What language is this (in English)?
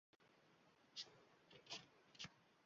Uzbek